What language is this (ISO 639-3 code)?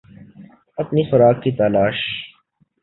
urd